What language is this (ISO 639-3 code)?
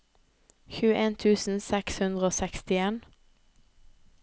nor